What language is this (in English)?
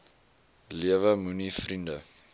Afrikaans